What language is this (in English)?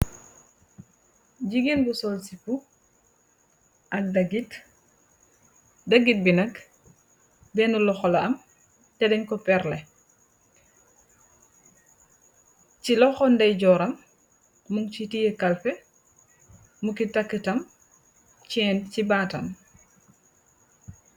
Wolof